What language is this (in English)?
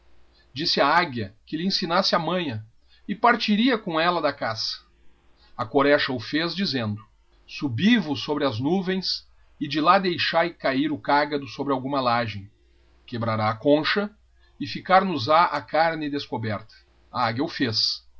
Portuguese